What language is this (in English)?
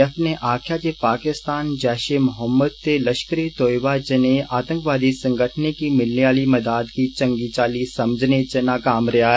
Dogri